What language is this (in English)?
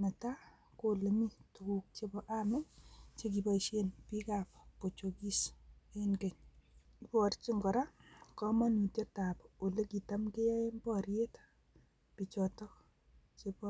Kalenjin